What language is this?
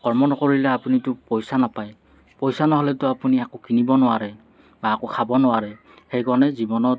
Assamese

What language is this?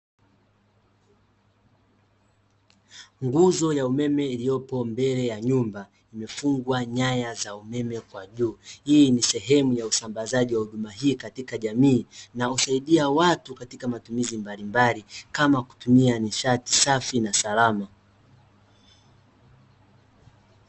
Swahili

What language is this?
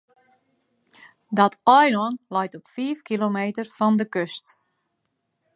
Western Frisian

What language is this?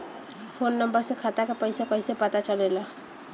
Bhojpuri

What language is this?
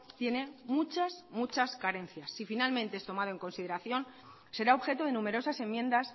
Spanish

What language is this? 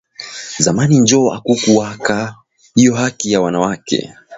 Swahili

